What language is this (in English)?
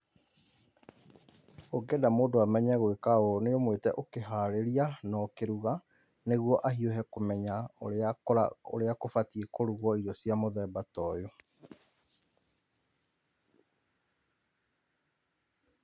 Kikuyu